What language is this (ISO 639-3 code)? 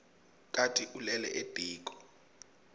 ssw